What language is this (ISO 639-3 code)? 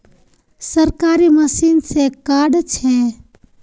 mag